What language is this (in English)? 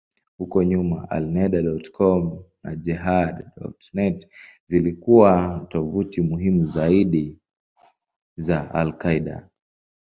Swahili